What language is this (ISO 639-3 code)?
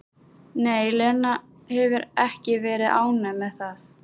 isl